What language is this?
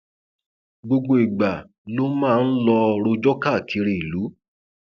Yoruba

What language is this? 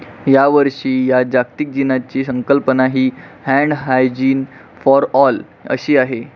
Marathi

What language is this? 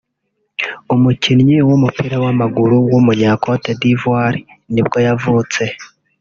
Kinyarwanda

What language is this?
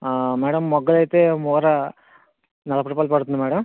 Telugu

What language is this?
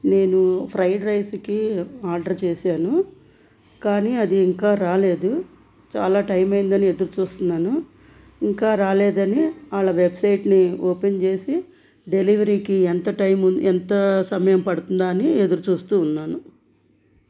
Telugu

